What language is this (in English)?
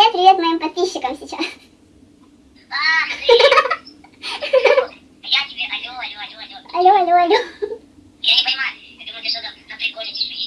Russian